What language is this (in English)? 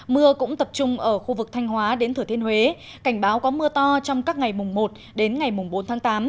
Vietnamese